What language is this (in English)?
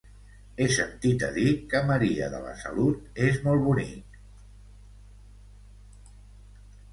Catalan